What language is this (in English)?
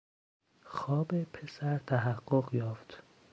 Persian